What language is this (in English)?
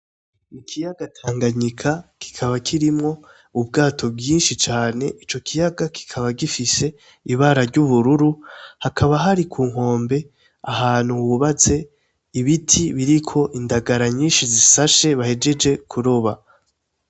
Rundi